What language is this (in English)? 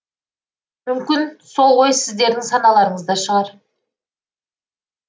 Kazakh